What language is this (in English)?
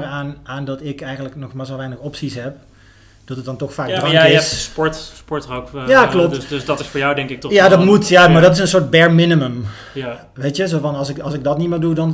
Dutch